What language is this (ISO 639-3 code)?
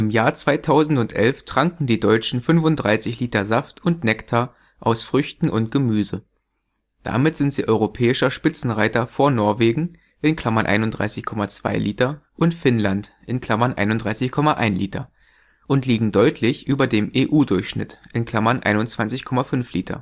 deu